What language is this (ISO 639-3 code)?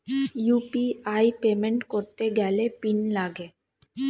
ben